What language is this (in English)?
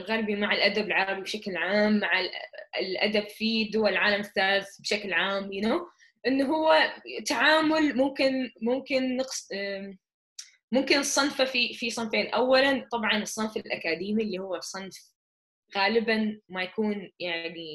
Arabic